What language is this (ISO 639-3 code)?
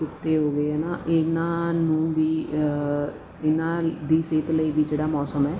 pan